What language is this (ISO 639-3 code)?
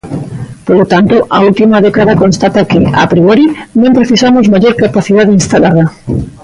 glg